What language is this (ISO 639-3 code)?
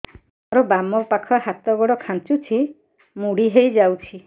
ori